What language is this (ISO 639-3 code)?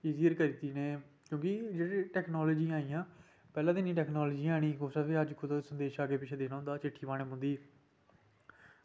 doi